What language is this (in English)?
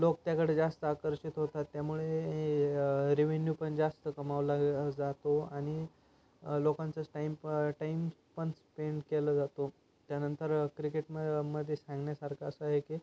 Marathi